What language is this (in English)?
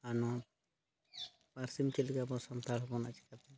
Santali